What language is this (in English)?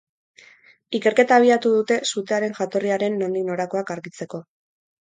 Basque